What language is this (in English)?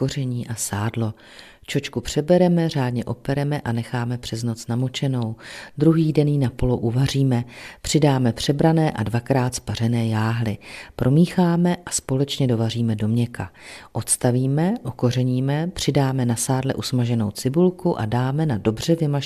Czech